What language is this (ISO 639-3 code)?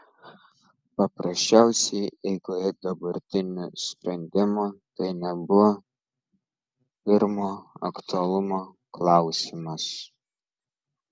lit